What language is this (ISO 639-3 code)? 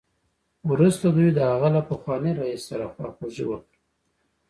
pus